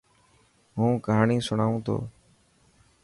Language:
Dhatki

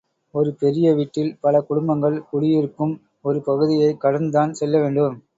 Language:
Tamil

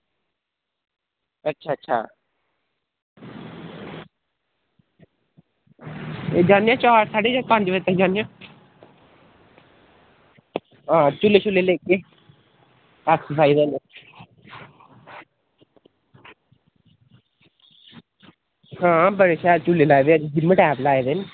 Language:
Dogri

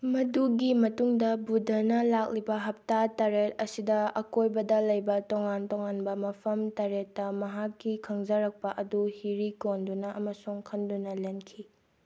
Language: Manipuri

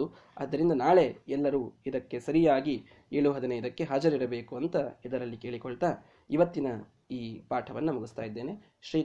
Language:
Kannada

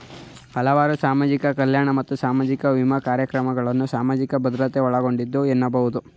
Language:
Kannada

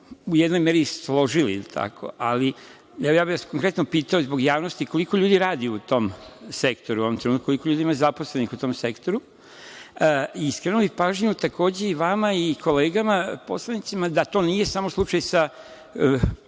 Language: Serbian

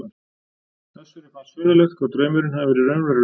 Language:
Icelandic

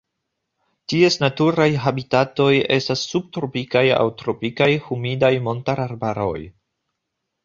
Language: Esperanto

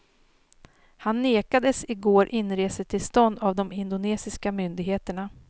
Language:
Swedish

